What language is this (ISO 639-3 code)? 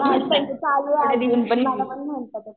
mar